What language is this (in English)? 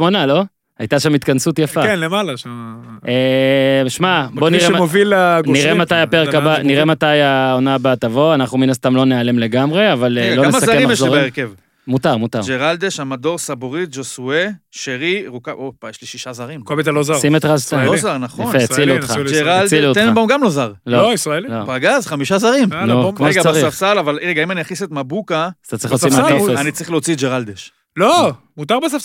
Hebrew